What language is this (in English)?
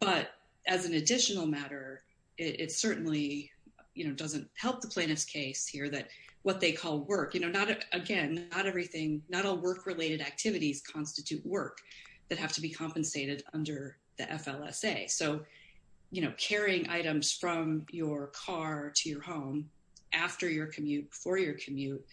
English